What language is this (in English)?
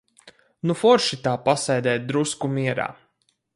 Latvian